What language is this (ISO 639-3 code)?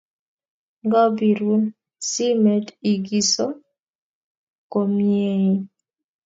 kln